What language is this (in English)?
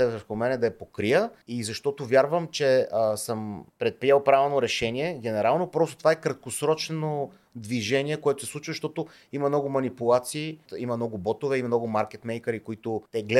Bulgarian